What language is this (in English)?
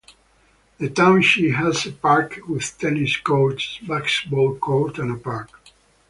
English